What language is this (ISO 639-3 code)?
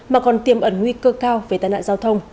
vie